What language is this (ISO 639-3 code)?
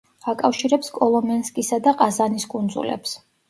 kat